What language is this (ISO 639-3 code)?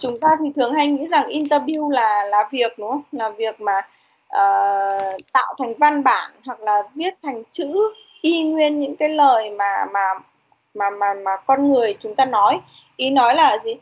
vie